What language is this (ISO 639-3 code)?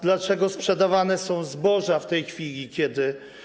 pol